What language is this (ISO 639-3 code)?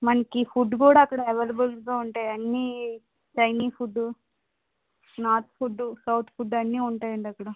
tel